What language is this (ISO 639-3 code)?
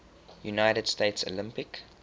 eng